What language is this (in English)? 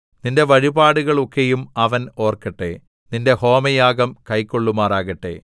Malayalam